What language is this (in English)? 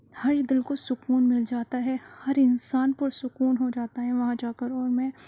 Urdu